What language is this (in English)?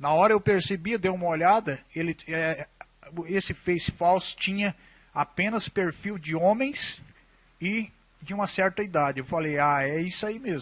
Portuguese